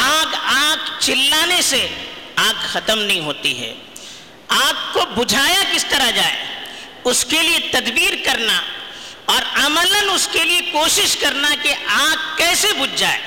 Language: Urdu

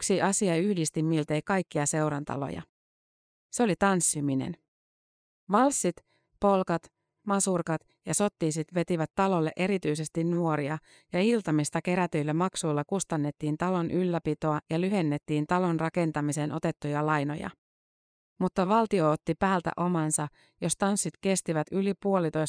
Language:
Finnish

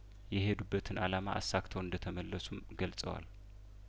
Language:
Amharic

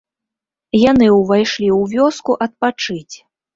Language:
Belarusian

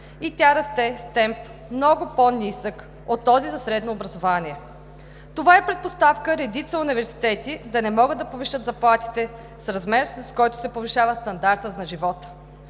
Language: Bulgarian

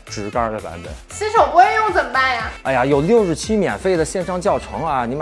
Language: Chinese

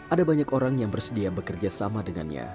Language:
Indonesian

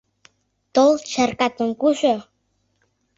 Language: Mari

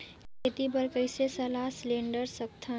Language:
Chhattisgarhi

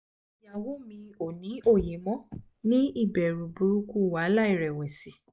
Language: Yoruba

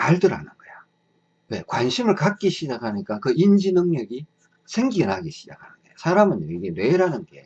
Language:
Korean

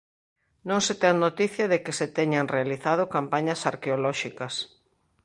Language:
Galician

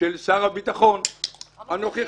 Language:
Hebrew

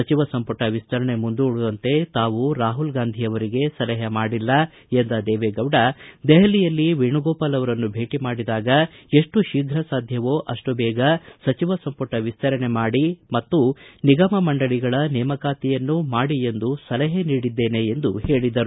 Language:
Kannada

